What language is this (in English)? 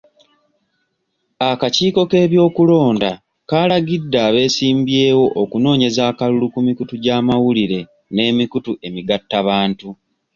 Ganda